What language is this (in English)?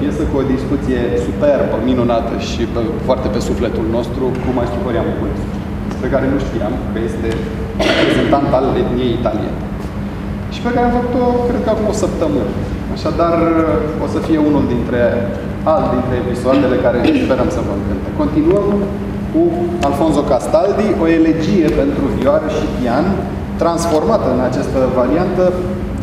Romanian